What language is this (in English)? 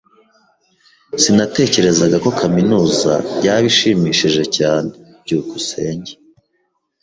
Kinyarwanda